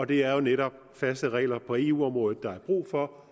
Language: Danish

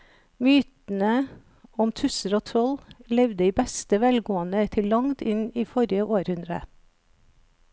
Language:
Norwegian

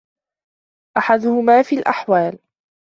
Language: Arabic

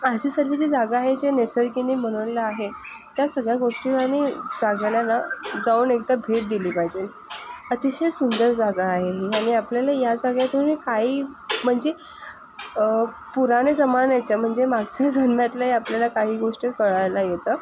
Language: Marathi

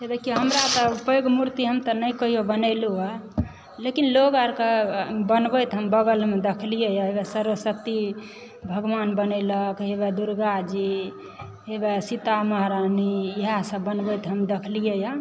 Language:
Maithili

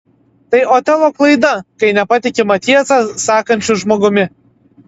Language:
Lithuanian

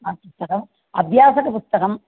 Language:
Sanskrit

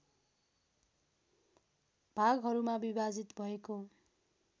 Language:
Nepali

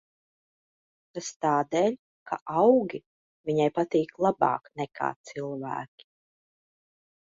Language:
Latvian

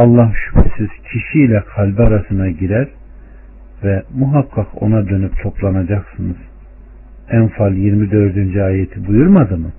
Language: Turkish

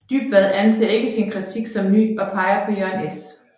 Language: Danish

